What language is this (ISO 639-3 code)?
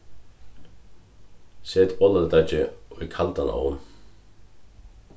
fao